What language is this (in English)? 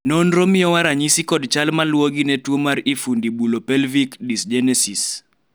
Luo (Kenya and Tanzania)